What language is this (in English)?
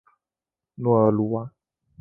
Chinese